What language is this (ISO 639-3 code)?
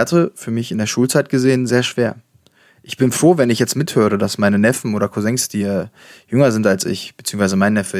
deu